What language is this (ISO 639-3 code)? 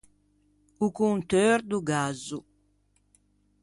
lij